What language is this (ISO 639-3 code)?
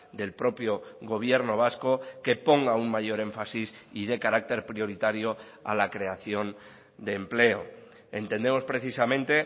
spa